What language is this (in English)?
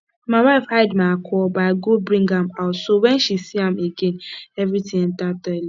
Nigerian Pidgin